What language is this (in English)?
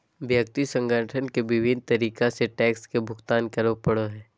Magahi